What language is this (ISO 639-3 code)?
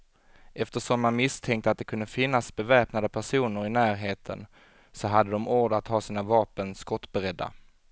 swe